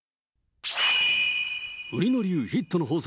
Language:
Japanese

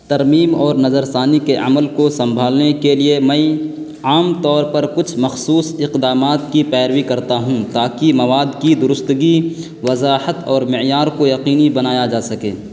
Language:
Urdu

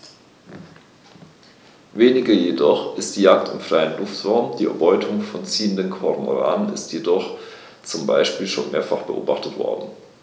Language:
German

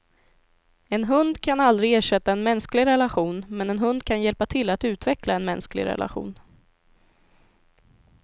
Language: Swedish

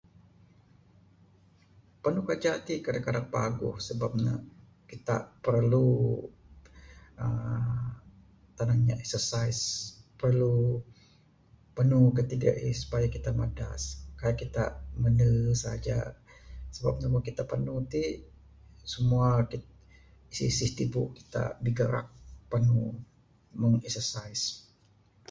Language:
Bukar-Sadung Bidayuh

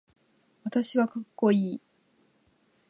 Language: Japanese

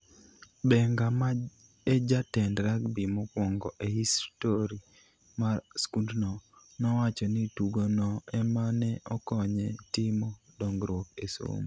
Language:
Luo (Kenya and Tanzania)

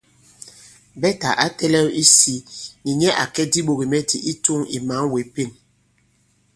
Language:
Bankon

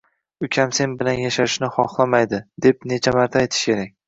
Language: Uzbek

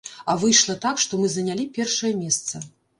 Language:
Belarusian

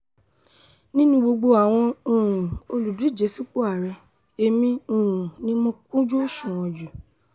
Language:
Yoruba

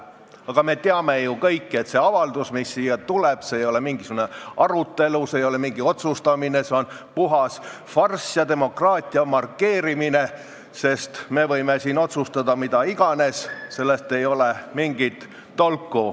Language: Estonian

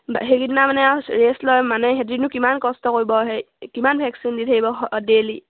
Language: Assamese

